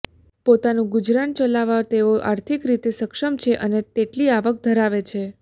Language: Gujarati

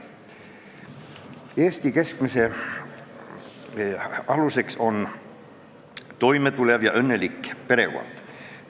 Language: Estonian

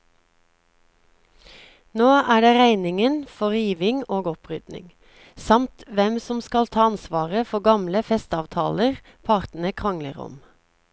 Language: Norwegian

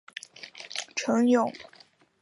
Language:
Chinese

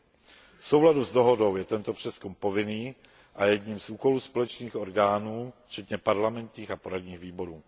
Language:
Czech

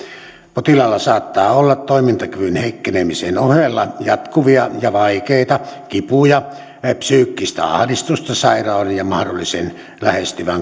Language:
Finnish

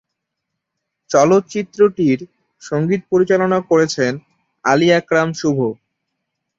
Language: Bangla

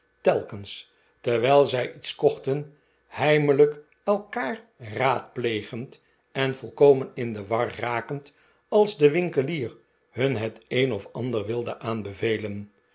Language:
Dutch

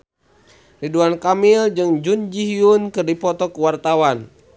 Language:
Sundanese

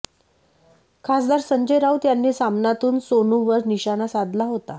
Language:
Marathi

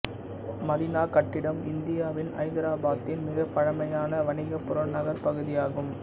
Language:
Tamil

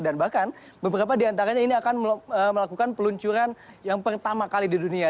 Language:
Indonesian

